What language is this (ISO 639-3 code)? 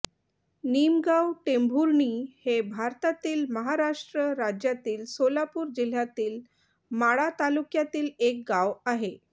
mar